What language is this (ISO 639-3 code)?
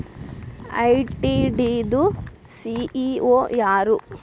kan